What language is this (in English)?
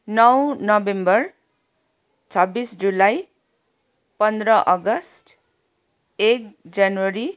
Nepali